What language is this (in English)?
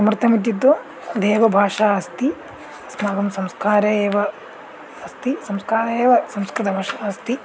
Sanskrit